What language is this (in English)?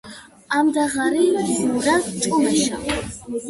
Georgian